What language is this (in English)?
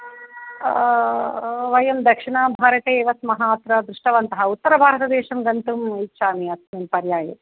Sanskrit